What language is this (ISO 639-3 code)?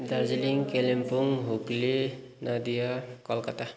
nep